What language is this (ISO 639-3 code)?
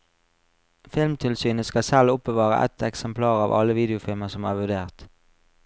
nor